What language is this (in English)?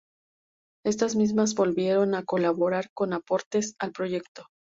Spanish